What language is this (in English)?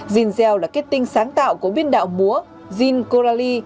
Vietnamese